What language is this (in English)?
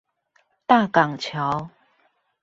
Chinese